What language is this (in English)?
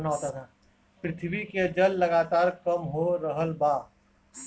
Bhojpuri